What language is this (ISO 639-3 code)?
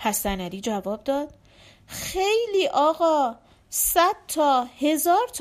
fas